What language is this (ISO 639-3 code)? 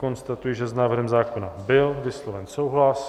ces